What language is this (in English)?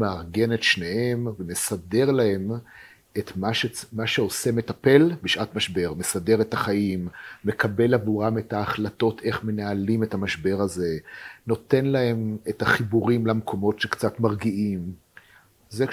Hebrew